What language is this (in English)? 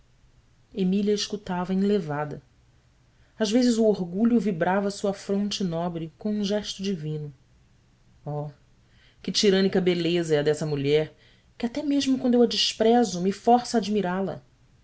Portuguese